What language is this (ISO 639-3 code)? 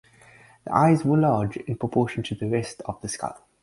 eng